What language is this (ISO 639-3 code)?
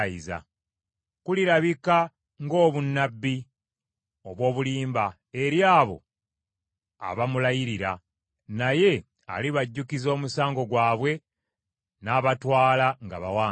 lug